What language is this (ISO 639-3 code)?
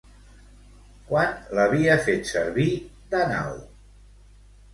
cat